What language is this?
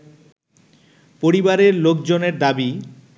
Bangla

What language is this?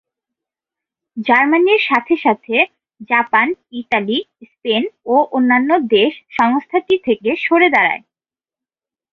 Bangla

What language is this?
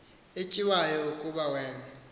Xhosa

